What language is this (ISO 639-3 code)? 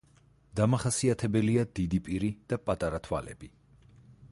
kat